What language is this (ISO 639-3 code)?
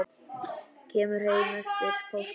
isl